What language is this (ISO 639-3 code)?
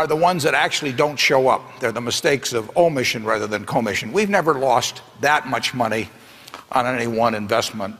hun